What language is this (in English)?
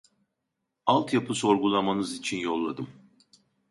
Turkish